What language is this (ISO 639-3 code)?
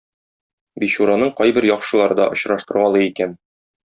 tat